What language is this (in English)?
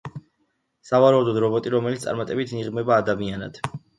Georgian